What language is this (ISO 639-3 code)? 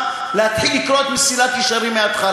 heb